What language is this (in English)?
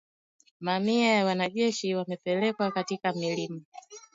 Swahili